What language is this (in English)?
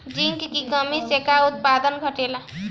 Bhojpuri